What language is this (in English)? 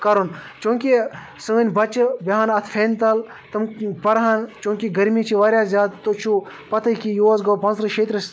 Kashmiri